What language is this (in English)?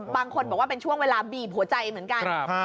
Thai